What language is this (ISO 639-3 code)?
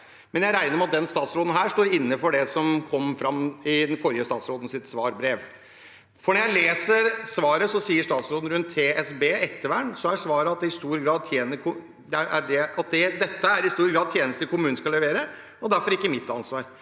nor